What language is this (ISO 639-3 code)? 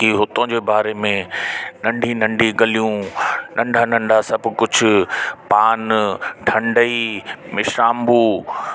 snd